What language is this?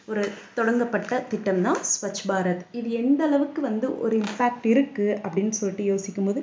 Tamil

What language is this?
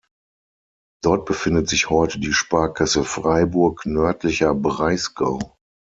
German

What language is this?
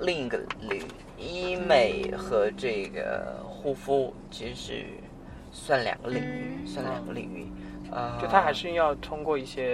Chinese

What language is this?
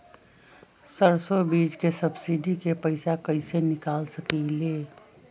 Magahi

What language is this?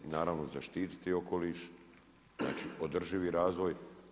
Croatian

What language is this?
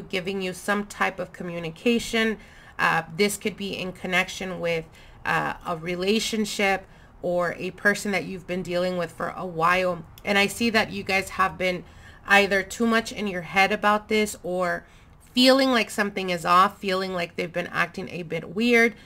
English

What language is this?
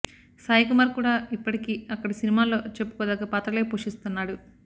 Telugu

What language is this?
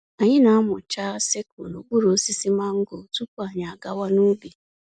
Igbo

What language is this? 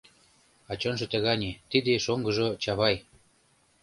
Mari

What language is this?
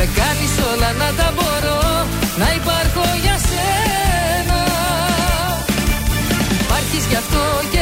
Greek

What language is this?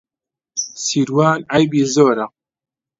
Central Kurdish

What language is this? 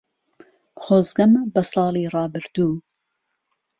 Central Kurdish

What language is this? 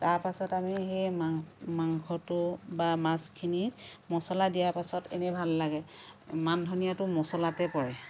Assamese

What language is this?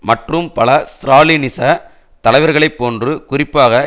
Tamil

